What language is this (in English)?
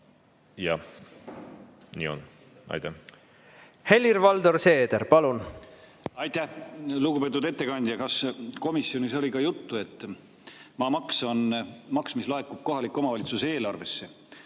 Estonian